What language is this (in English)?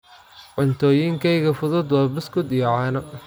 Somali